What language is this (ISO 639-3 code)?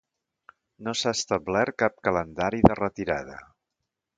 cat